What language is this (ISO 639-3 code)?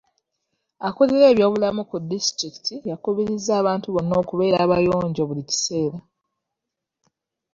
lug